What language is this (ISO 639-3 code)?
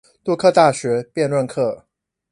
zho